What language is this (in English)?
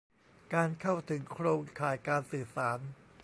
Thai